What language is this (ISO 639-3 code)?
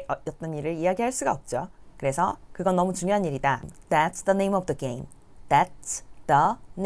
kor